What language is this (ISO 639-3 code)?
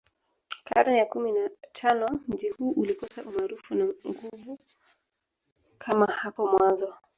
swa